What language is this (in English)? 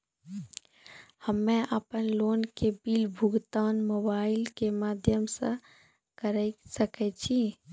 Maithili